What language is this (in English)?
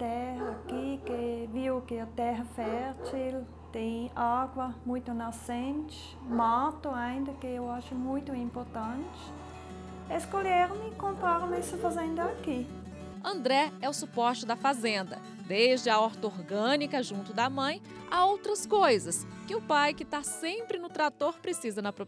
Portuguese